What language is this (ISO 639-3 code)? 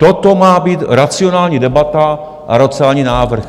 ces